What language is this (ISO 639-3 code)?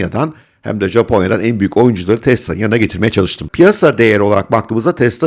tur